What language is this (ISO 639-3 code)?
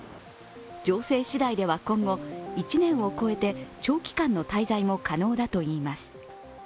jpn